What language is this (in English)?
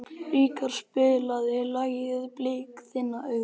Icelandic